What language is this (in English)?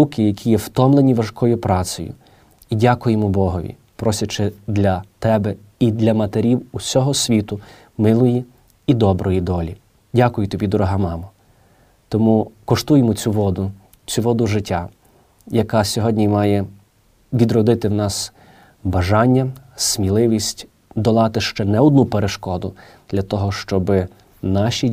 Ukrainian